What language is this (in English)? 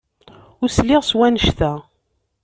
Kabyle